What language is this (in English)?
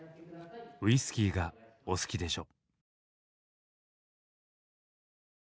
Japanese